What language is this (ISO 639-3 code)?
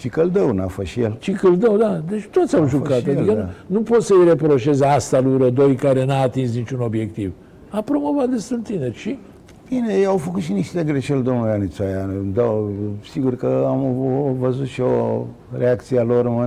ron